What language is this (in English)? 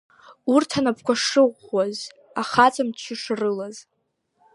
Abkhazian